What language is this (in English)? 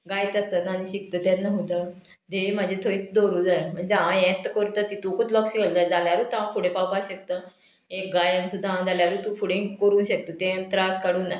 Konkani